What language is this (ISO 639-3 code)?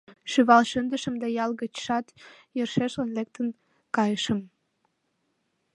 chm